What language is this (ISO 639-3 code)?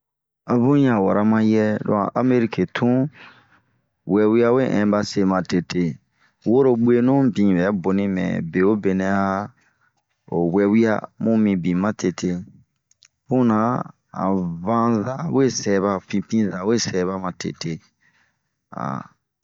bmq